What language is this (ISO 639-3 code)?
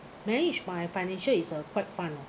eng